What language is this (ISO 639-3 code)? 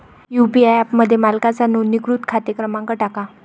mar